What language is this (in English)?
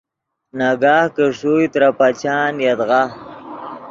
Yidgha